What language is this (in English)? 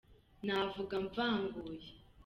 Kinyarwanda